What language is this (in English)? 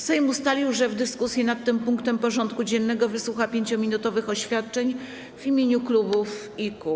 Polish